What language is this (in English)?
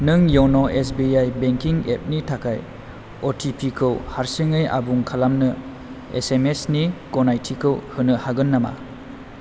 Bodo